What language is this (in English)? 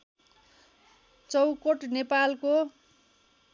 Nepali